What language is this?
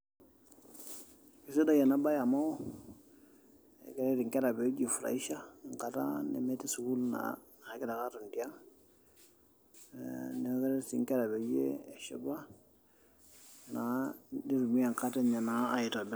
Masai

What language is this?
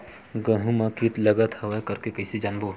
Chhattisgarhi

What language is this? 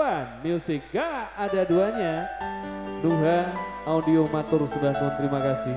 Indonesian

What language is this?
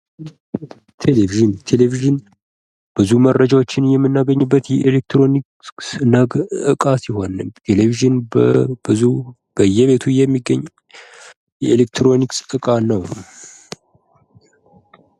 Amharic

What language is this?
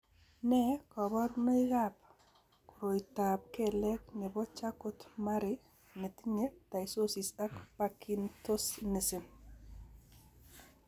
Kalenjin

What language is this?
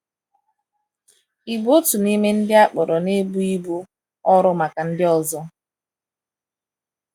Igbo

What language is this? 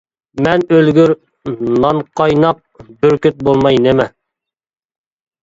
Uyghur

